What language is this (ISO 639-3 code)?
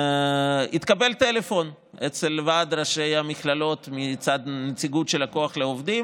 heb